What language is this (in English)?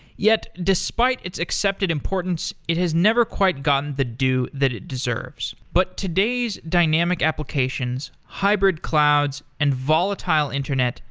English